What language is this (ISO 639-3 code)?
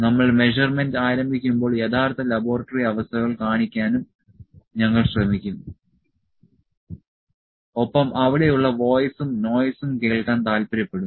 mal